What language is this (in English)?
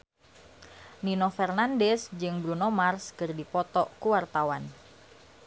Sundanese